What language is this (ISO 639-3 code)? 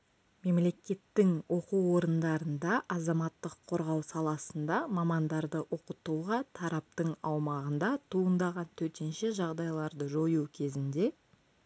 kaz